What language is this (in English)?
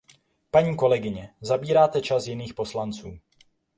Czech